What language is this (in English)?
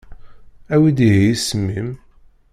Kabyle